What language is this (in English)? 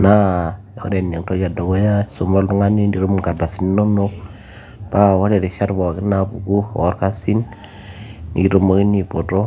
Masai